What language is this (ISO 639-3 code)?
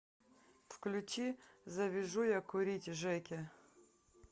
rus